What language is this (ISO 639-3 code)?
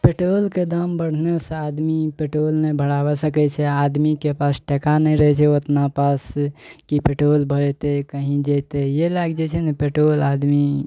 mai